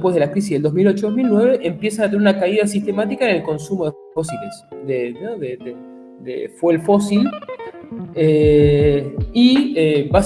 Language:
Spanish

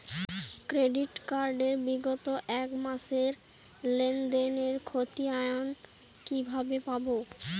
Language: Bangla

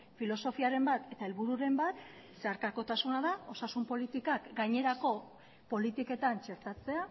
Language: Basque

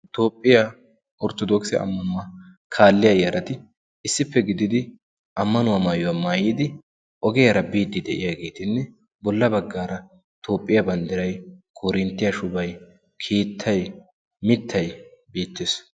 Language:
Wolaytta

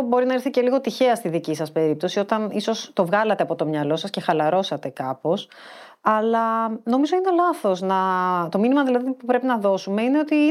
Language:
Greek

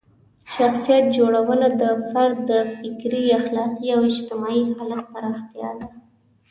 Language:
Pashto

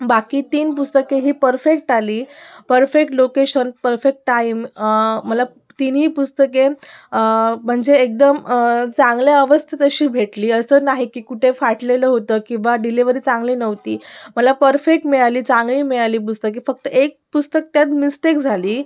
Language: Marathi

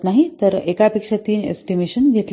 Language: Marathi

